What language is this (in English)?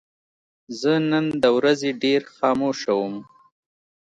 Pashto